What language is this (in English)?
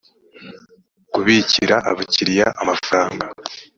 Kinyarwanda